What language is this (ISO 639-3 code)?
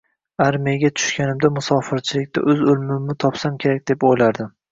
uzb